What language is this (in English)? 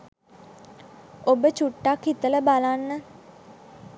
Sinhala